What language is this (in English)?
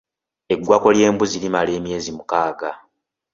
Ganda